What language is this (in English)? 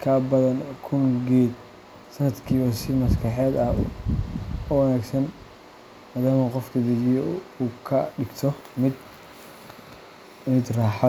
Somali